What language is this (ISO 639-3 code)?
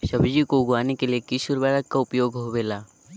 mag